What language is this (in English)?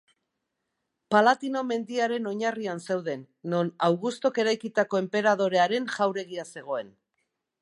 Basque